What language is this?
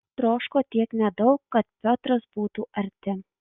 Lithuanian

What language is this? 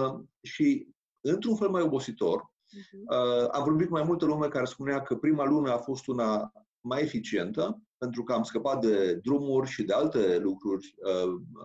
Romanian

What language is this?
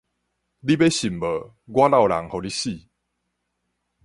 Min Nan Chinese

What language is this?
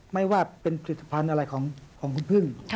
Thai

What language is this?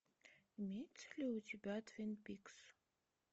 Russian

